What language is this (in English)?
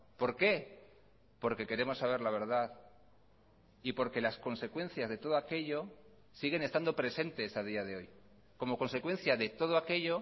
Spanish